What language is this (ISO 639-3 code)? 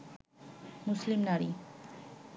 ben